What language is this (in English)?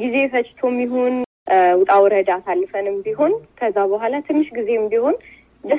Amharic